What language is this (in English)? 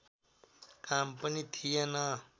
Nepali